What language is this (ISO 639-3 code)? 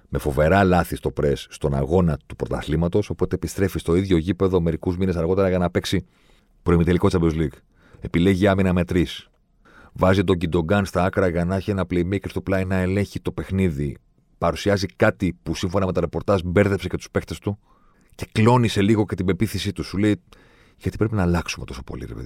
ell